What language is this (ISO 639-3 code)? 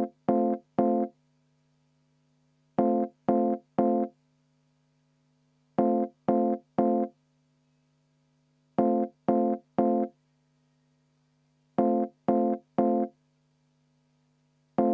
est